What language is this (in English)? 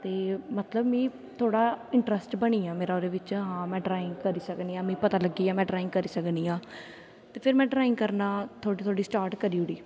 Dogri